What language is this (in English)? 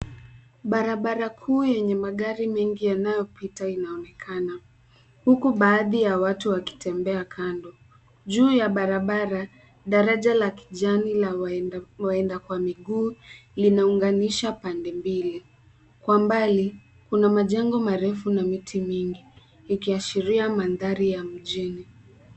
Swahili